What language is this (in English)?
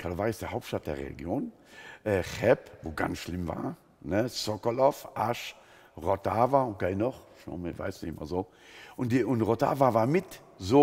German